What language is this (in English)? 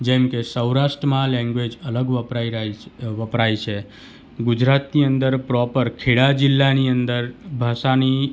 Gujarati